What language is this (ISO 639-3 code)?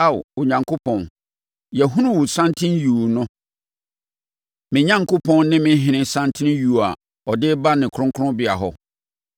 aka